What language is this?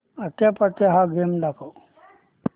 Marathi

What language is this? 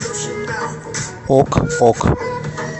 Russian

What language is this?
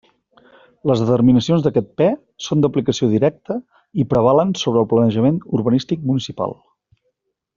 Catalan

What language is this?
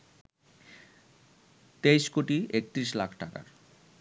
Bangla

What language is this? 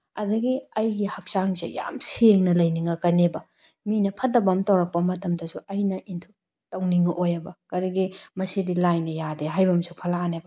Manipuri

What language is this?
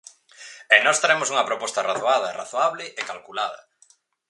Galician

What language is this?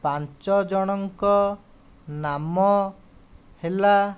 Odia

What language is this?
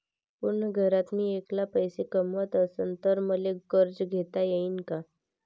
Marathi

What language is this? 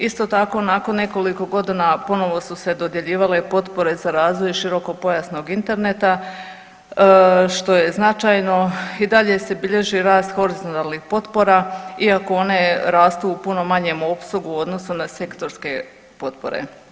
Croatian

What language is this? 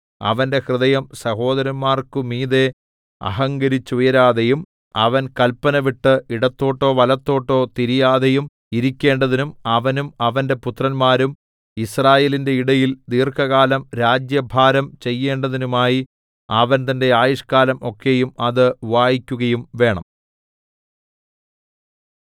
Malayalam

